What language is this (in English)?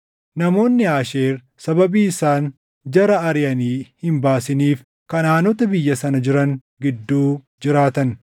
Oromo